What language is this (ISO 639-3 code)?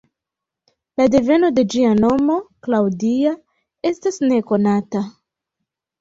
epo